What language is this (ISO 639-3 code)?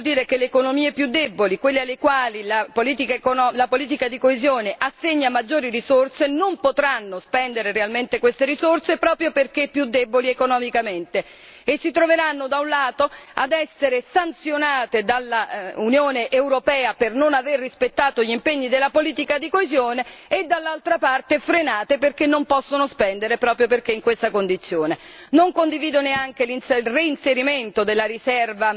ita